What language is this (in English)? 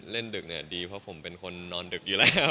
Thai